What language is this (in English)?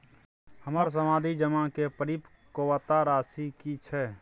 Maithili